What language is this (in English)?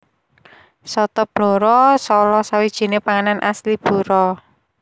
Javanese